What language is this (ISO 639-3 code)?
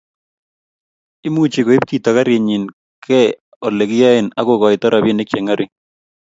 kln